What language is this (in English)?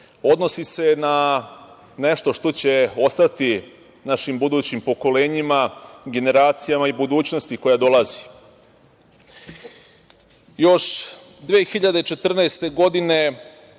Serbian